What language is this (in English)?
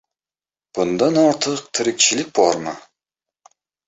Uzbek